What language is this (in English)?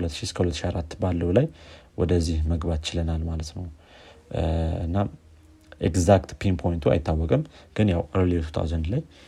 Amharic